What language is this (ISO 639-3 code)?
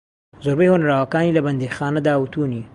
ckb